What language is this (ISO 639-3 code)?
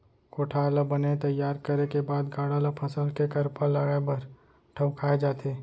hne